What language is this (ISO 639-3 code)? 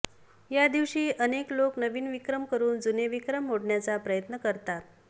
mar